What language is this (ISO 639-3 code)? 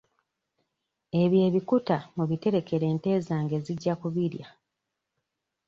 lug